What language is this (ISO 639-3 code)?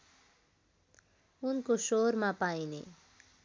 nep